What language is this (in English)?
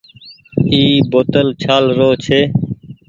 Goaria